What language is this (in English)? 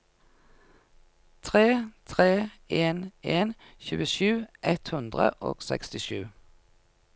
Norwegian